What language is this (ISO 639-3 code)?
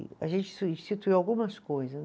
por